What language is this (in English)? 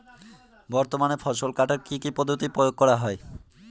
Bangla